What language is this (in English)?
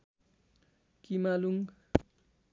Nepali